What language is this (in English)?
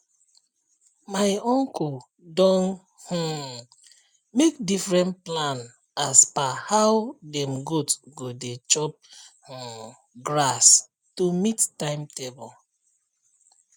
Nigerian Pidgin